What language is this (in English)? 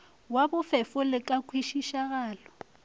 Northern Sotho